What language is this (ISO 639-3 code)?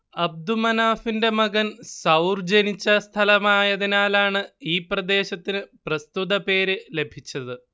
mal